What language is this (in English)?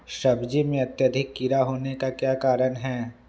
Magahi